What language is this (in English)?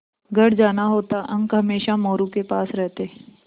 Hindi